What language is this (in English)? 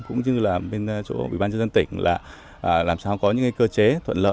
Vietnamese